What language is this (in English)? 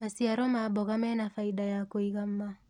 Kikuyu